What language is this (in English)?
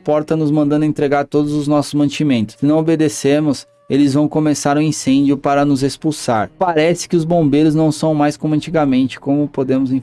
Portuguese